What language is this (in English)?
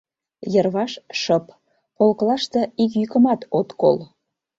Mari